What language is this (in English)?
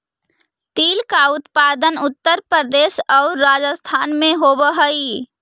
Magahi